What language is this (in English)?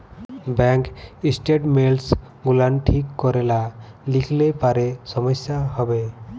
Bangla